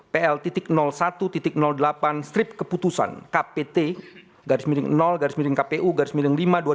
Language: Indonesian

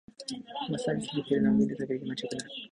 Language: Japanese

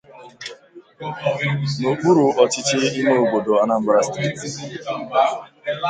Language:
Igbo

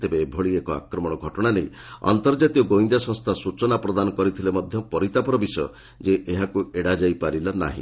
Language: Odia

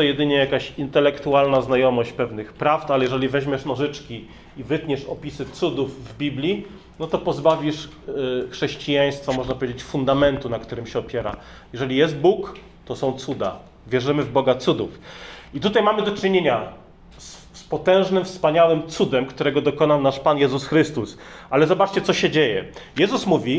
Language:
Polish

